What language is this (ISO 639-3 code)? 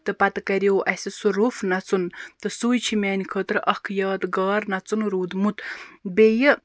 kas